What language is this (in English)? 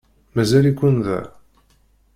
Kabyle